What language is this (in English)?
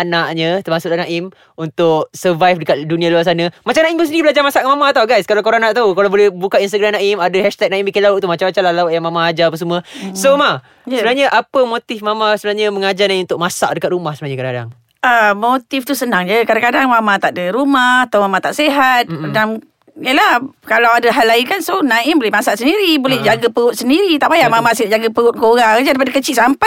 Malay